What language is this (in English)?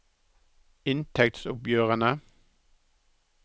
Norwegian